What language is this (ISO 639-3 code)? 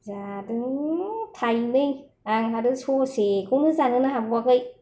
brx